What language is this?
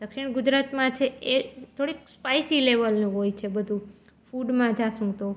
Gujarati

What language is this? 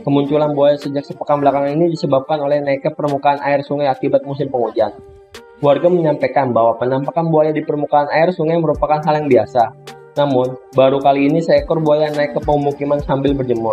Indonesian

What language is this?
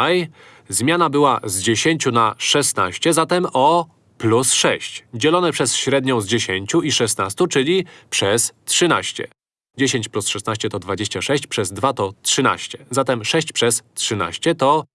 Polish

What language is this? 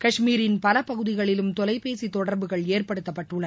Tamil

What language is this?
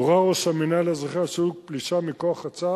Hebrew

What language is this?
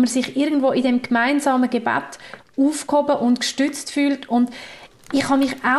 German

